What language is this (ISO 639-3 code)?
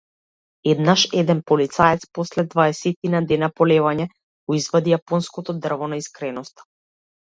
mkd